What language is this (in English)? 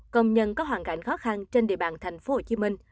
Vietnamese